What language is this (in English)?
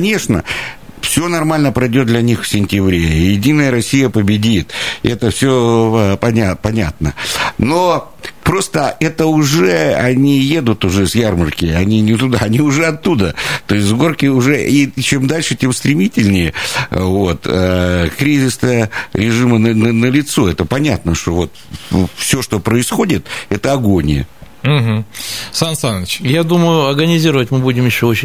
Russian